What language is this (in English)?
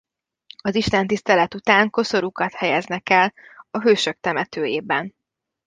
Hungarian